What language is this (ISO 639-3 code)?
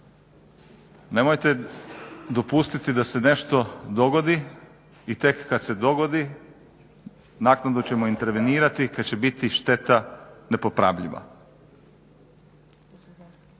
hrv